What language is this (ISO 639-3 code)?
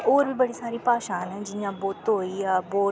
doi